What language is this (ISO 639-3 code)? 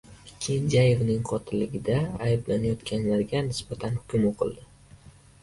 uzb